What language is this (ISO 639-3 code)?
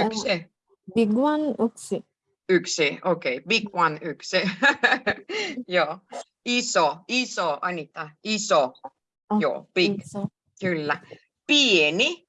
fin